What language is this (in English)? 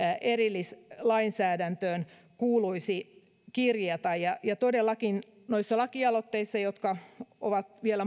Finnish